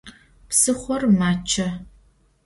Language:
Adyghe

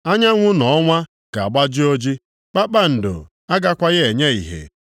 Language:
Igbo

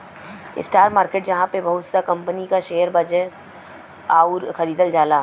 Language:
Bhojpuri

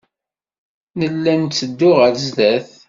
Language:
Kabyle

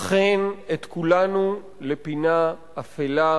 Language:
Hebrew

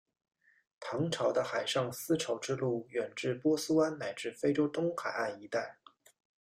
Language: Chinese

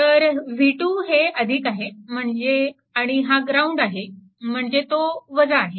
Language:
Marathi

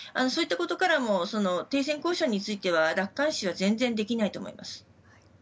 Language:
Japanese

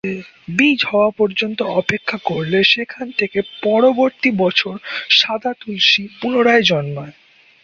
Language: Bangla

